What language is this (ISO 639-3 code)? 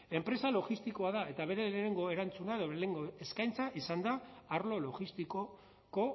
eus